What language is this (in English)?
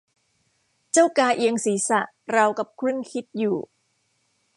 Thai